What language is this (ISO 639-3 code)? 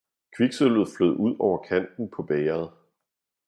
dan